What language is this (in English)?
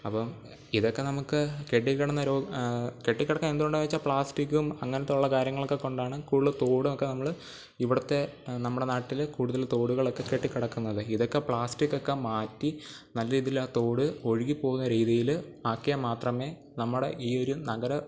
Malayalam